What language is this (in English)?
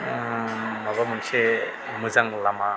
Bodo